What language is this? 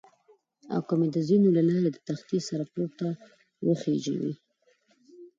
Pashto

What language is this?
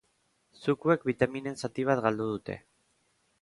Basque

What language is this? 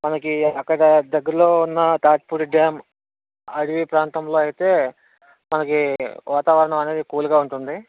Telugu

